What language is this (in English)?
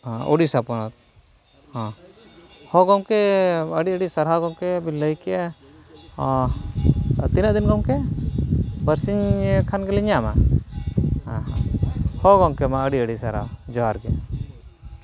Santali